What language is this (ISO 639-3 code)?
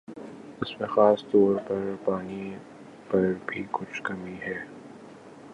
urd